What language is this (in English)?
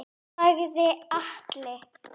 Icelandic